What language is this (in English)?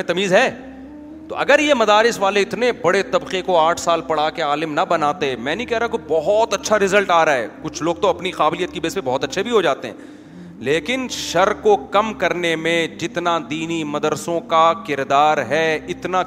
Urdu